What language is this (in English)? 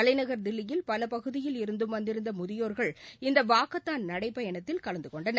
Tamil